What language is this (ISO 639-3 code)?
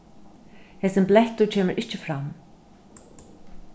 fao